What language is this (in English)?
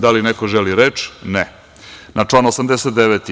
Serbian